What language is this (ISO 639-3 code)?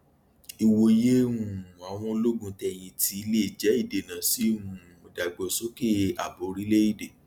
yor